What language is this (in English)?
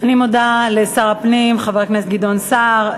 Hebrew